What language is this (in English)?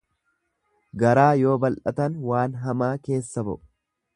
Oromo